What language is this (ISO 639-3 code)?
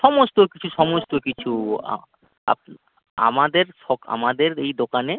ben